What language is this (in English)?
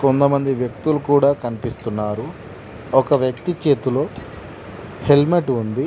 Telugu